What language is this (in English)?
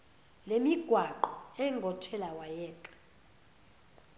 Zulu